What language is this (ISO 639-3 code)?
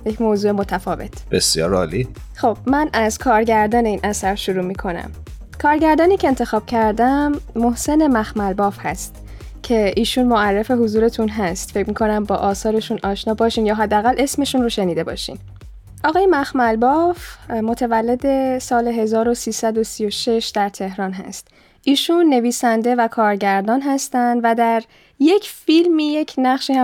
fas